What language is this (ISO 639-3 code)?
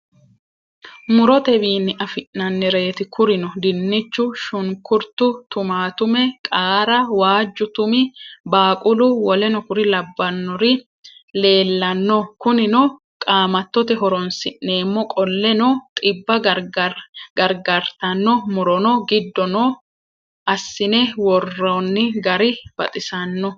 sid